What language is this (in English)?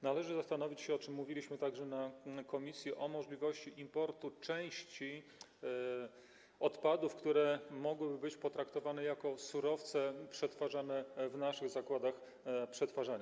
Polish